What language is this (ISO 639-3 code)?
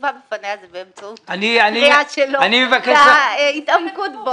heb